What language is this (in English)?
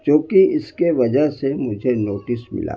Urdu